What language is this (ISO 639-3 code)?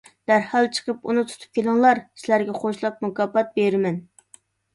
uig